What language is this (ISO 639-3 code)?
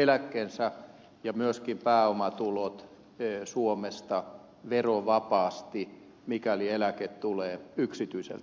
fin